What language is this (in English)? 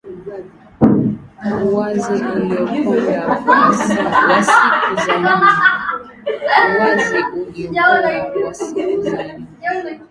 Swahili